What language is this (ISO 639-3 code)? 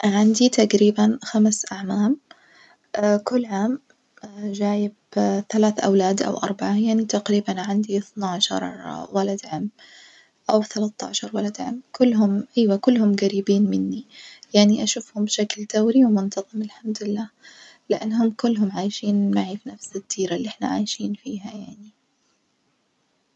ars